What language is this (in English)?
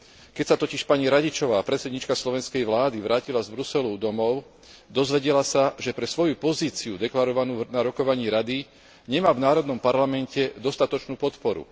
Slovak